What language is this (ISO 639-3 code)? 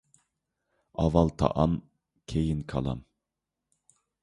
uig